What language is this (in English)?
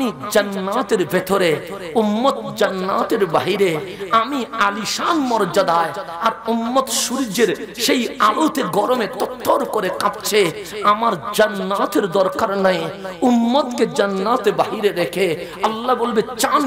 Arabic